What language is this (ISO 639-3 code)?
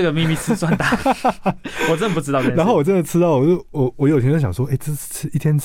zho